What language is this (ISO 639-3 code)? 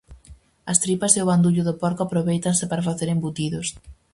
glg